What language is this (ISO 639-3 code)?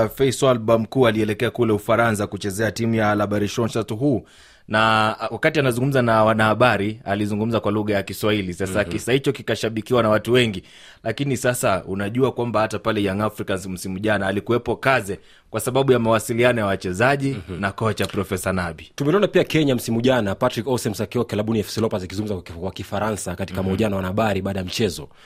swa